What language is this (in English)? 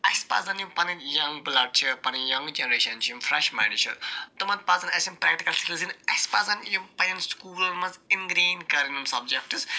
Kashmiri